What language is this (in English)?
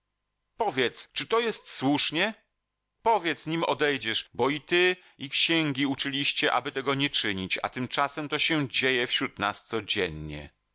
Polish